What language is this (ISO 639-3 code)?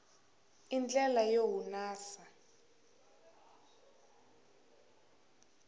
tso